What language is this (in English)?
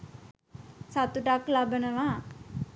Sinhala